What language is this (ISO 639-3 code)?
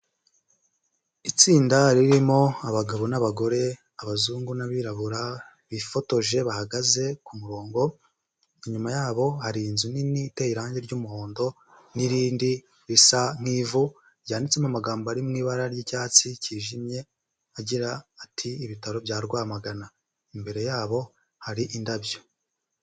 kin